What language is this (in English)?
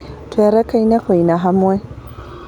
Kikuyu